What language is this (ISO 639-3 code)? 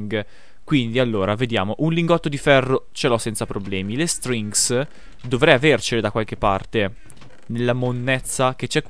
ita